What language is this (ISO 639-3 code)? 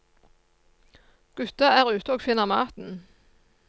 nor